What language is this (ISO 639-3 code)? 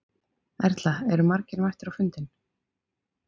isl